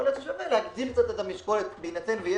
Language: Hebrew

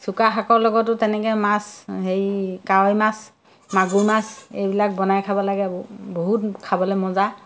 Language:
Assamese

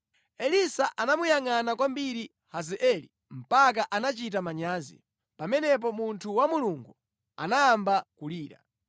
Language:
Nyanja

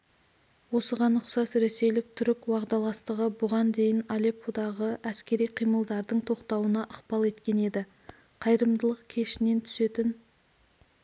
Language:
Kazakh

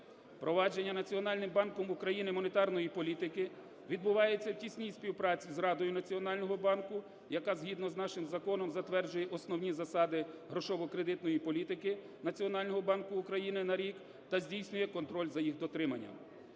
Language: Ukrainian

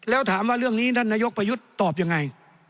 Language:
Thai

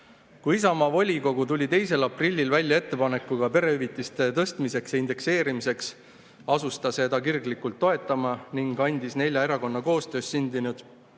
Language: Estonian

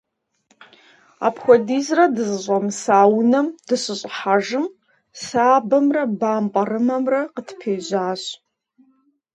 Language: Kabardian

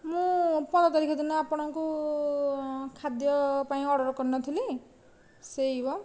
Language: Odia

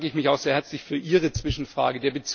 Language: German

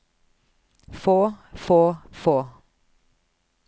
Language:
Norwegian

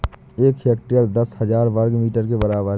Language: Hindi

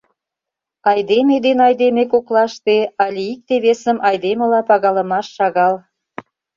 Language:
Mari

